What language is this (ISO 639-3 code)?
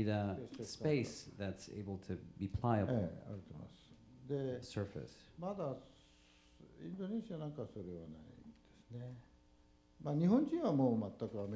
eng